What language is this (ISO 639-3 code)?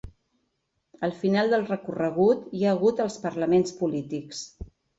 cat